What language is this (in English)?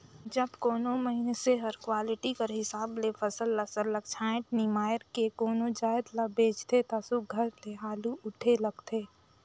Chhattisgarhi